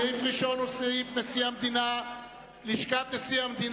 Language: Hebrew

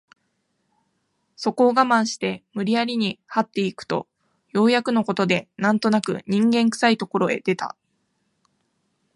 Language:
Japanese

